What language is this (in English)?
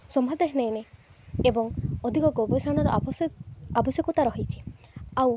Odia